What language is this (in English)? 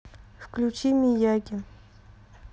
Russian